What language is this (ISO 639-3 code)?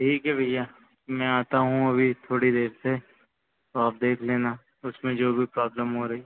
hin